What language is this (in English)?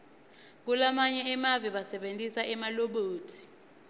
Swati